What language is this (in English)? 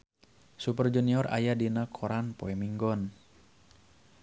Sundanese